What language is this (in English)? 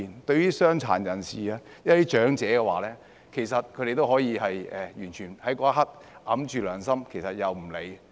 Cantonese